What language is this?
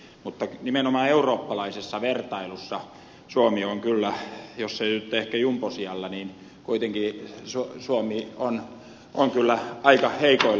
Finnish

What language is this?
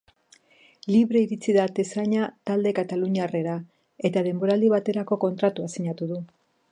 Basque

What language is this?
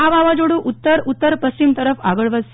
Gujarati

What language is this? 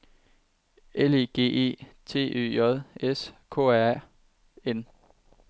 Danish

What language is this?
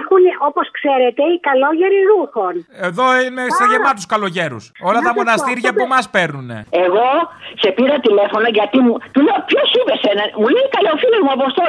Greek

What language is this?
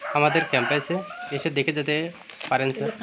Bangla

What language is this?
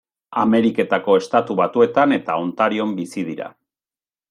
Basque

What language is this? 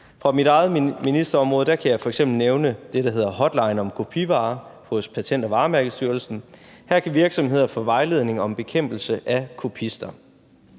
Danish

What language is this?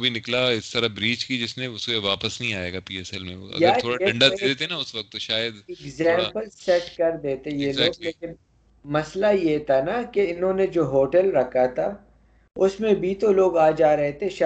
Urdu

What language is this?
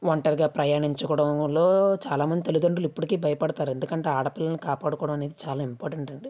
Telugu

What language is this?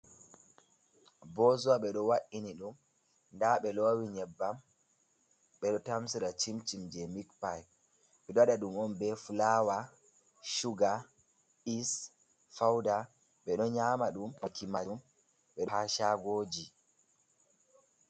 Fula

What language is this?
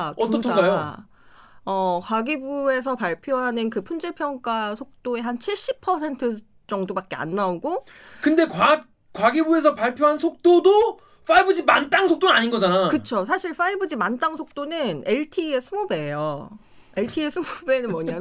Korean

